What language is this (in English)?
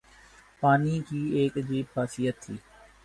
Urdu